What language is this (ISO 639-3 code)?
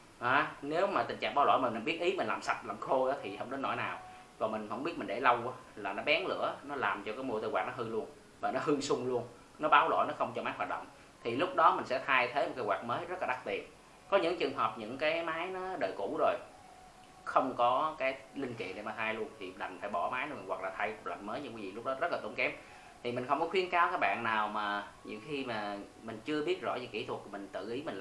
vie